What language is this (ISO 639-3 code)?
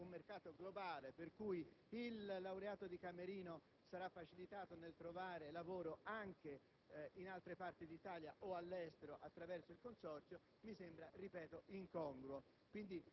ita